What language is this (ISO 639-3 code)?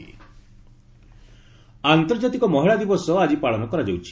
ori